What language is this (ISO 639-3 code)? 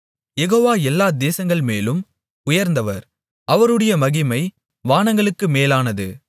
tam